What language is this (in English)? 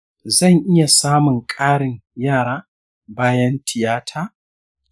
Hausa